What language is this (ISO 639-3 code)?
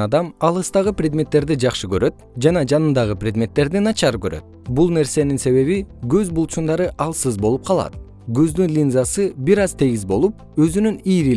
kir